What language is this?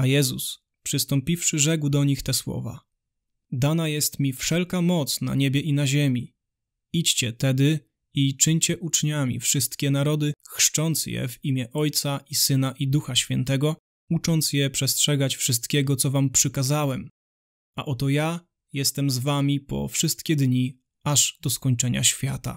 Polish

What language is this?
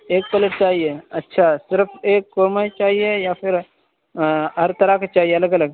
Urdu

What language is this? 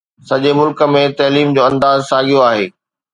Sindhi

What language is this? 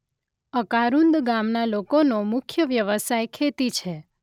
Gujarati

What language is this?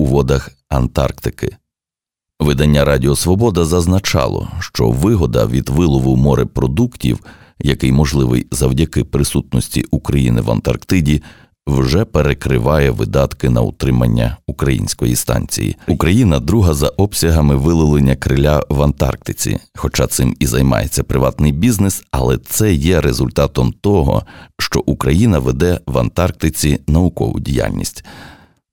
Ukrainian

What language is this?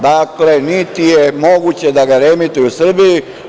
Serbian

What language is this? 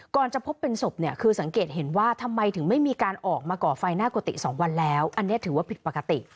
Thai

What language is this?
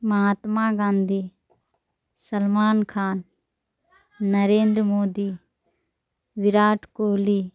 Urdu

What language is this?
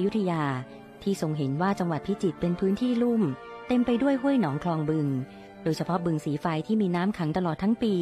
Thai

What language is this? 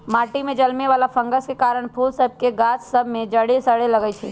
Magahi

